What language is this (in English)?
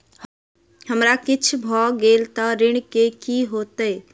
Maithili